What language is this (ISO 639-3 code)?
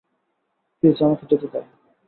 ben